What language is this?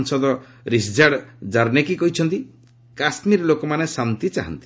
Odia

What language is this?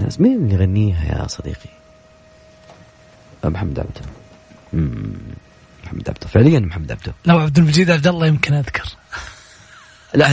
Arabic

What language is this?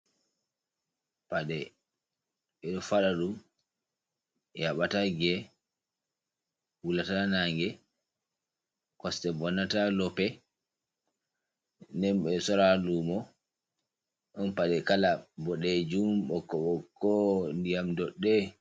Fula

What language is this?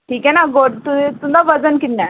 Dogri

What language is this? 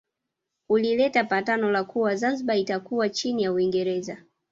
Swahili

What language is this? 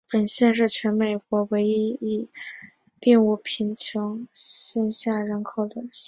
Chinese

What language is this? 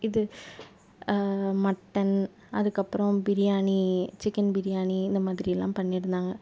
Tamil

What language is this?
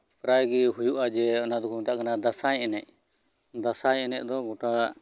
Santali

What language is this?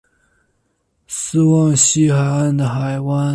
Chinese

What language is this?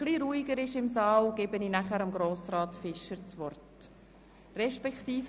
Swiss German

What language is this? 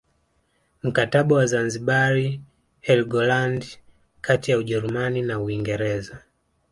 Swahili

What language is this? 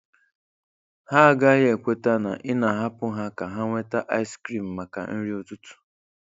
Igbo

